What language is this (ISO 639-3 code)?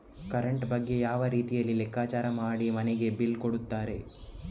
kan